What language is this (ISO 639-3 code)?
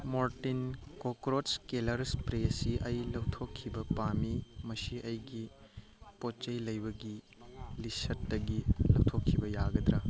mni